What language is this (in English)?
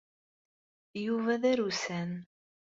Kabyle